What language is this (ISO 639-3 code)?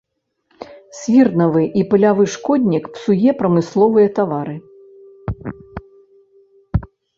bel